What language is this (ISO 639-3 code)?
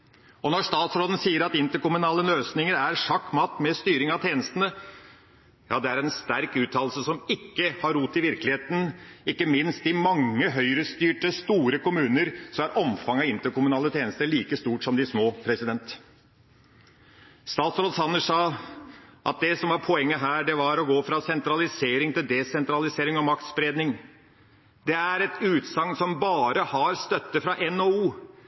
nob